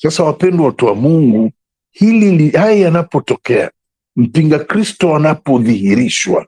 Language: Swahili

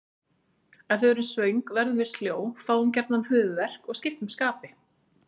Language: Icelandic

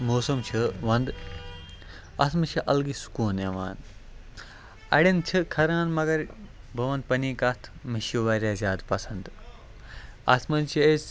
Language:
Kashmiri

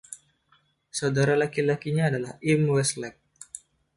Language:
Indonesian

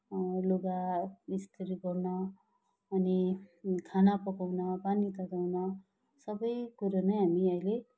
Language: Nepali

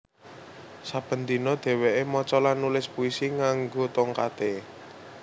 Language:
Javanese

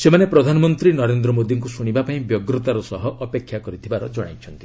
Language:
Odia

